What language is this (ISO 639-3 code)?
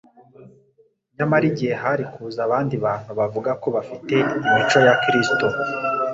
kin